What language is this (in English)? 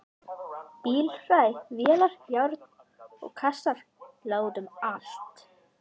Icelandic